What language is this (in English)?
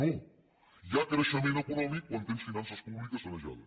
Catalan